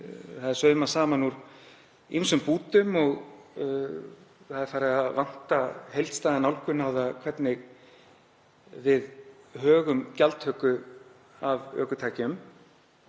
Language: Icelandic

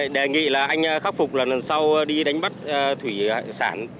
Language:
Vietnamese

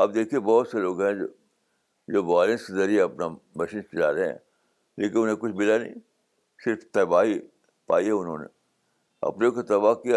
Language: Urdu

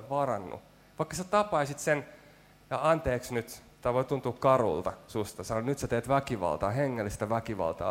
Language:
Finnish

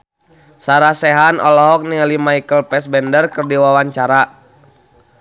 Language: Sundanese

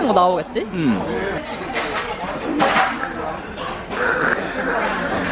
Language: Korean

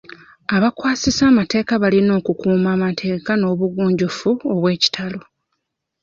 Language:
Ganda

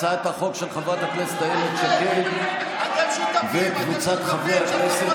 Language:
Hebrew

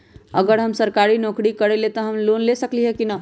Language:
Magahi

